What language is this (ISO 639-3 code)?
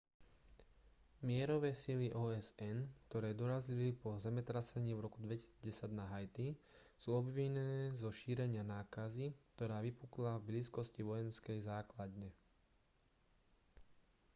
slk